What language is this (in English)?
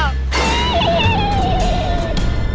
Indonesian